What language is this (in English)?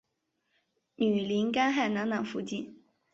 Chinese